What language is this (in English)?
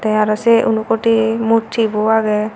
Chakma